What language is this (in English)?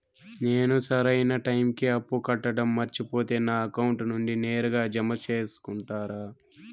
Telugu